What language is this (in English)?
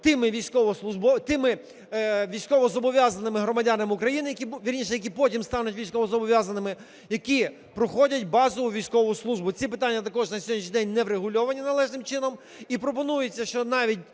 Ukrainian